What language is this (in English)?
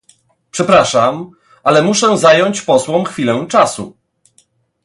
Polish